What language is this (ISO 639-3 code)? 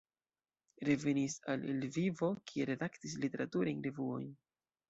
epo